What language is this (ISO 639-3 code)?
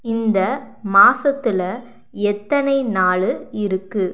tam